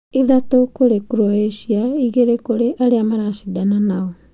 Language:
Kikuyu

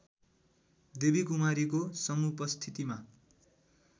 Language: Nepali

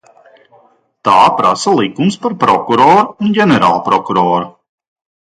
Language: Latvian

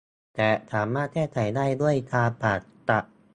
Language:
Thai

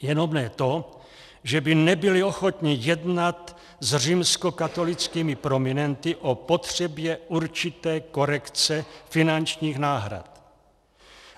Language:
Czech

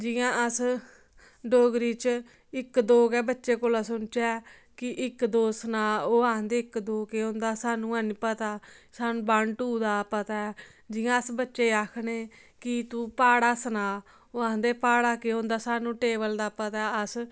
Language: Dogri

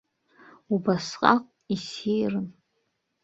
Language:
Abkhazian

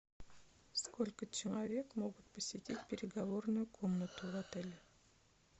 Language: Russian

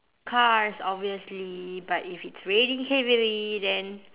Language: English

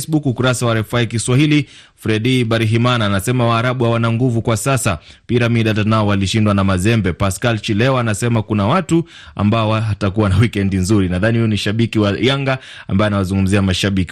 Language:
Swahili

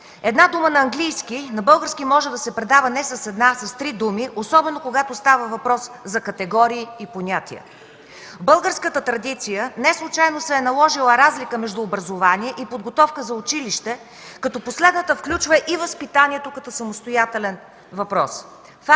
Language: Bulgarian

